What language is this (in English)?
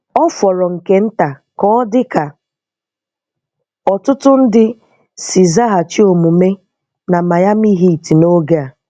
Igbo